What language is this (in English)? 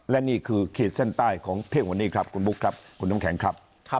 Thai